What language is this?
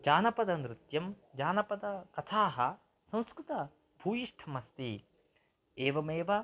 Sanskrit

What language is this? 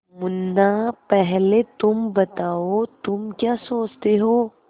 Hindi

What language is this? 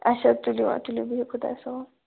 Kashmiri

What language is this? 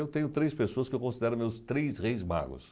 Portuguese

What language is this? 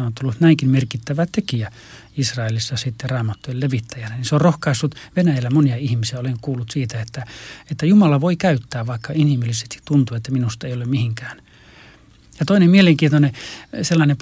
Finnish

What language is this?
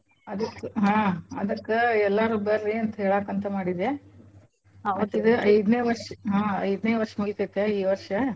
Kannada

